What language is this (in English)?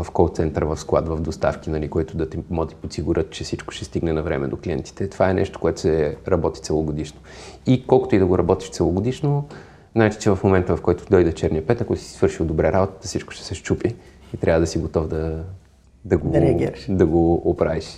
Bulgarian